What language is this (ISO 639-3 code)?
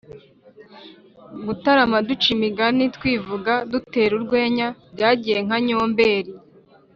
kin